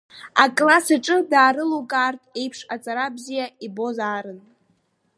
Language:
Abkhazian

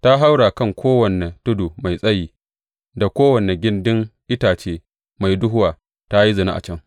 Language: Hausa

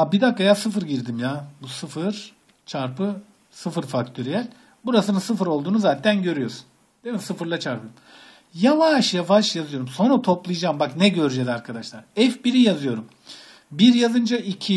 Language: Turkish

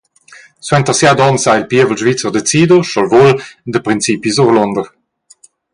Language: Romansh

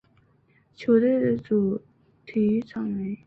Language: Chinese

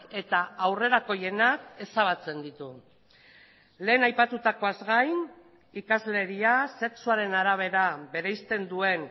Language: Basque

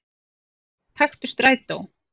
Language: Icelandic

